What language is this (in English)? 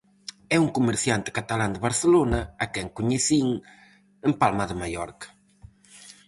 Galician